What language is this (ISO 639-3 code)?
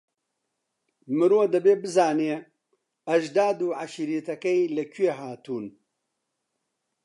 ckb